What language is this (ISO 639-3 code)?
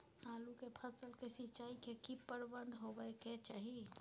mai